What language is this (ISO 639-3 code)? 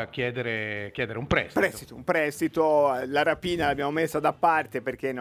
ita